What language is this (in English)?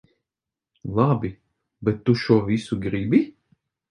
Latvian